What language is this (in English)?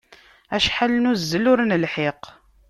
Kabyle